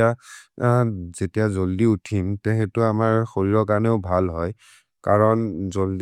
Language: Maria (India)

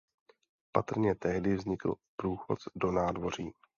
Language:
Czech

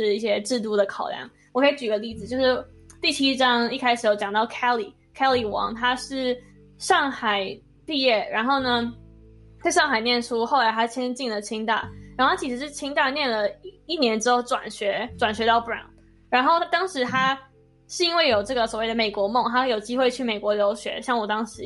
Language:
Chinese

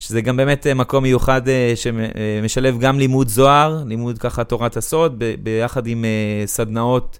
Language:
Hebrew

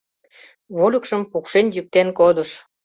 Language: Mari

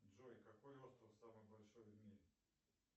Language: Russian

